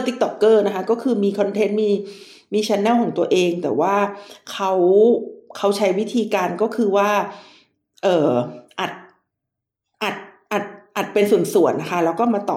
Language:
Thai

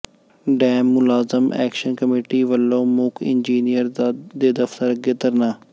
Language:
Punjabi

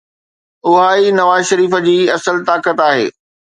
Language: Sindhi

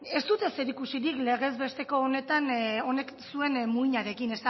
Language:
Basque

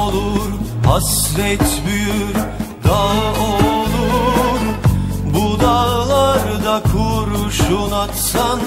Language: Turkish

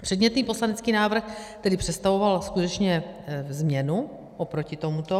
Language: Czech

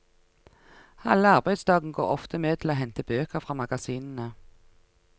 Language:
Norwegian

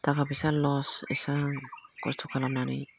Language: Bodo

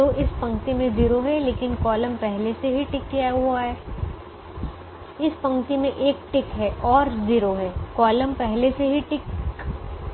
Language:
Hindi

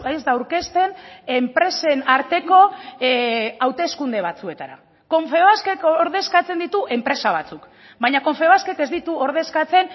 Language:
Basque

